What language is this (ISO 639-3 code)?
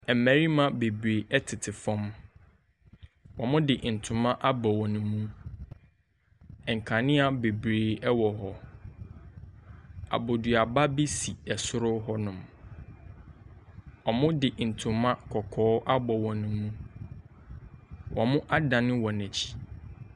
aka